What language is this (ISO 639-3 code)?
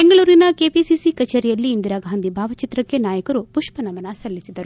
kan